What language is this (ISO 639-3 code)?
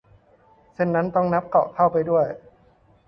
tha